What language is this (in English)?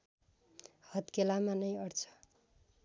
Nepali